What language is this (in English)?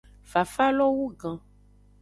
Aja (Benin)